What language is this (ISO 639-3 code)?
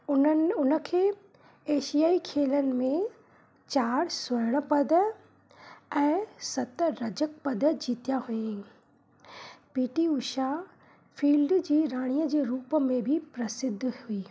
snd